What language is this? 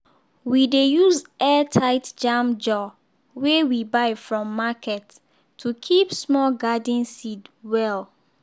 Nigerian Pidgin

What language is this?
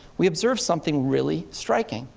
English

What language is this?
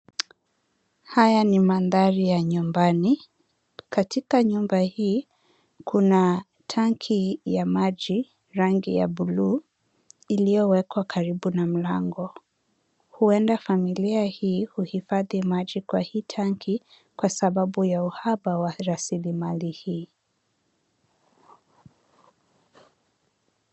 Swahili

